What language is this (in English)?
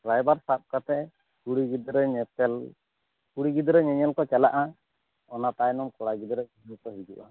Santali